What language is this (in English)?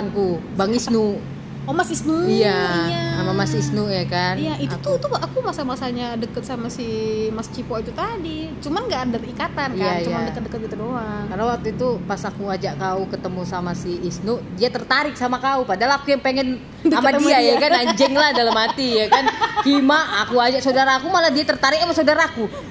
Indonesian